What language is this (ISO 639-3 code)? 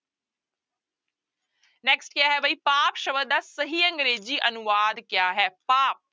pan